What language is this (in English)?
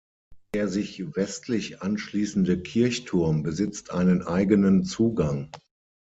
German